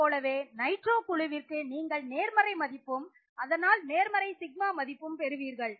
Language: Tamil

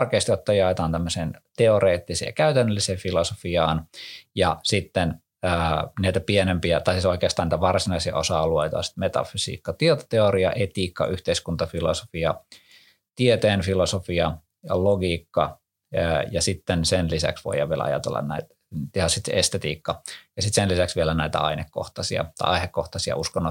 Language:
Finnish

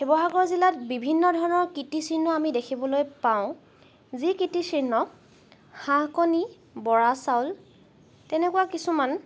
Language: Assamese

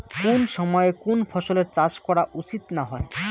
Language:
Bangla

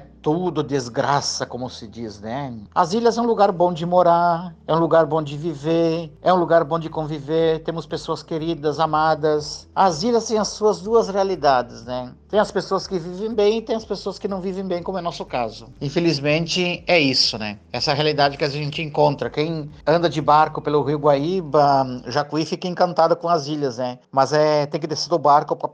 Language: Portuguese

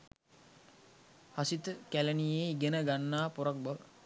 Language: Sinhala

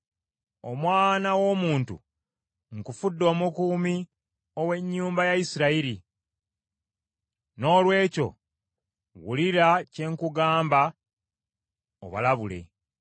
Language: Ganda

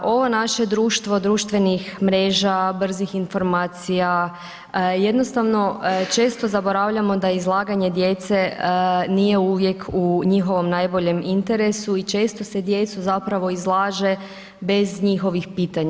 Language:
Croatian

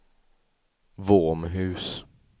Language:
Swedish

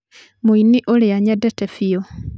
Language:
Kikuyu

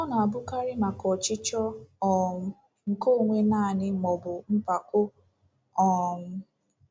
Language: Igbo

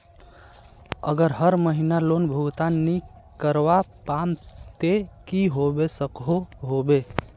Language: Magahi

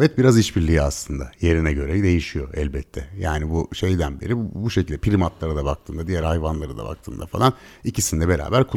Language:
Turkish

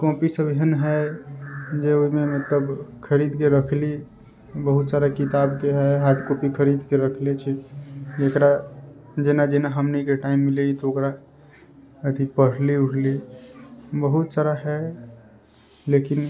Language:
Maithili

